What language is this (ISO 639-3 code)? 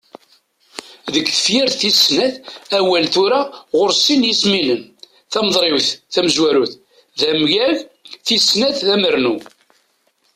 kab